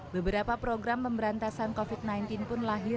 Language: Indonesian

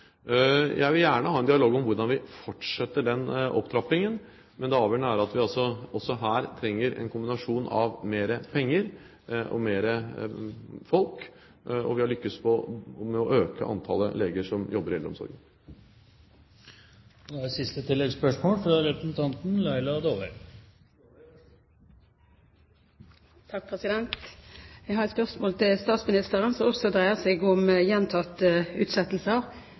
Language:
Norwegian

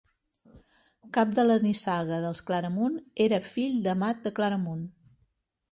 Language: Catalan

